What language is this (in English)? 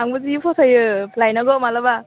Bodo